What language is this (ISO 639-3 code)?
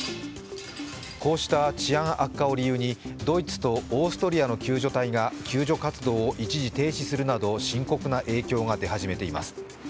jpn